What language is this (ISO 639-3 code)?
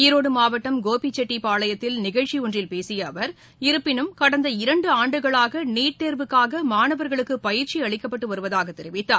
tam